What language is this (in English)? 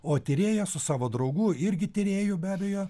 Lithuanian